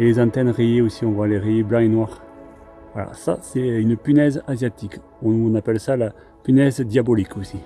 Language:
French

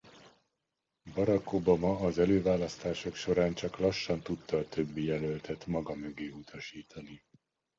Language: Hungarian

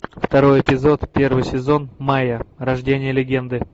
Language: Russian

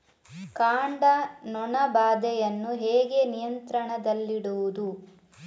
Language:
Kannada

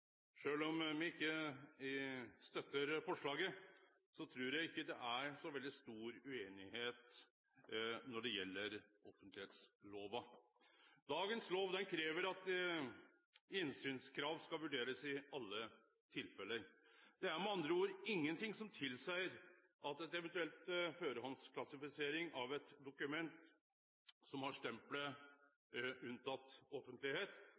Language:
Norwegian Nynorsk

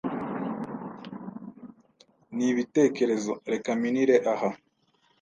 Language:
Kinyarwanda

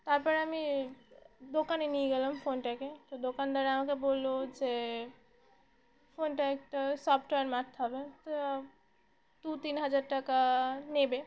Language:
Bangla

